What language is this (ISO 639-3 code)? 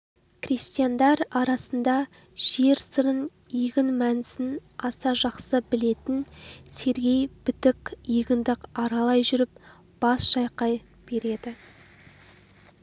kaz